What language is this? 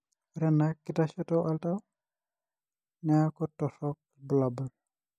Masai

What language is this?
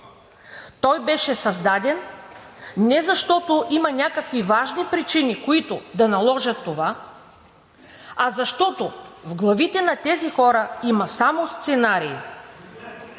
Bulgarian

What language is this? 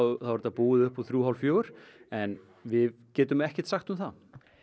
Icelandic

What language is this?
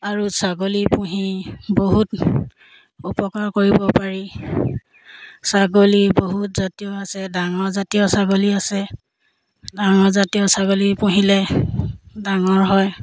Assamese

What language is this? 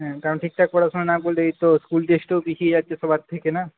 Bangla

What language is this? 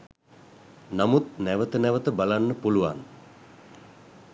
Sinhala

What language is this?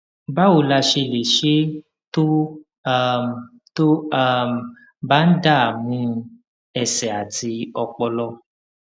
Yoruba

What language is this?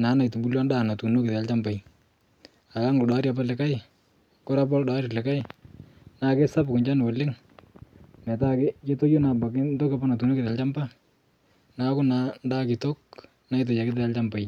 Masai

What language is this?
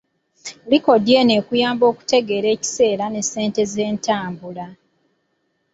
Ganda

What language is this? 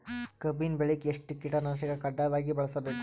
Kannada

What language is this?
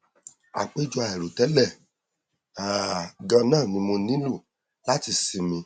Yoruba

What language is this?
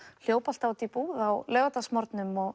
Icelandic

